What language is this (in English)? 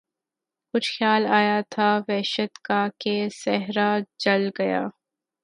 Urdu